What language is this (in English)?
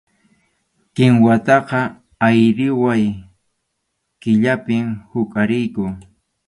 Arequipa-La Unión Quechua